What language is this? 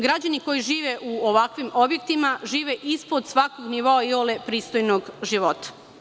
Serbian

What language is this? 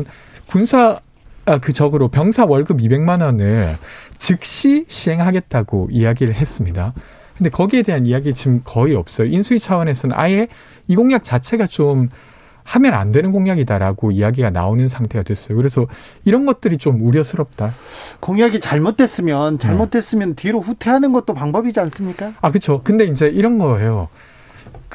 Korean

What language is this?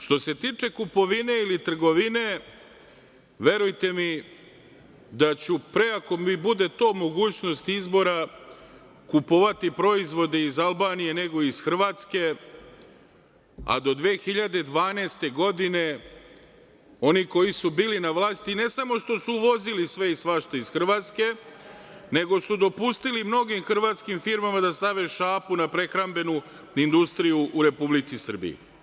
Serbian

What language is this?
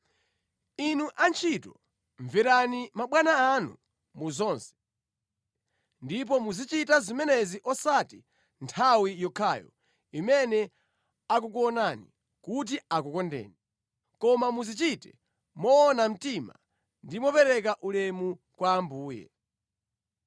Nyanja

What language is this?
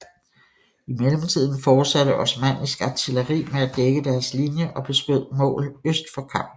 Danish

